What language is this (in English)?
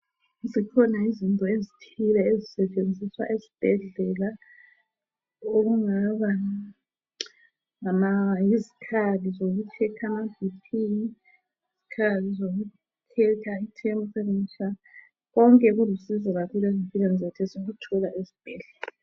North Ndebele